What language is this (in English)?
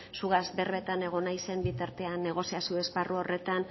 Basque